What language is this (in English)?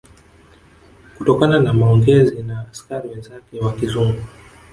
Swahili